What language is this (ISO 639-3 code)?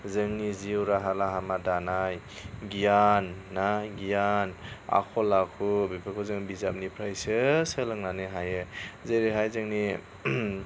brx